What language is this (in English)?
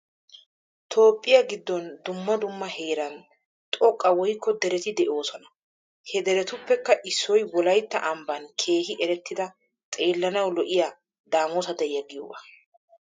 Wolaytta